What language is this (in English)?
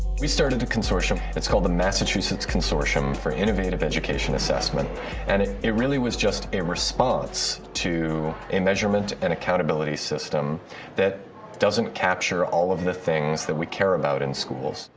English